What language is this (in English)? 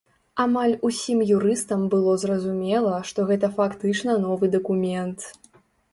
Belarusian